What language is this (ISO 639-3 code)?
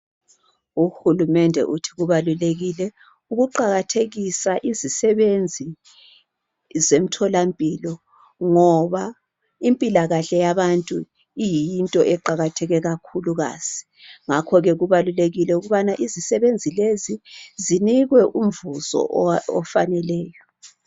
nde